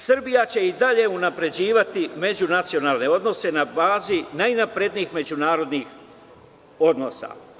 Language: Serbian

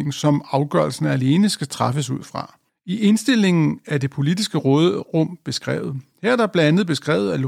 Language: Danish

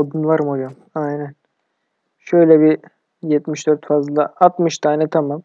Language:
Turkish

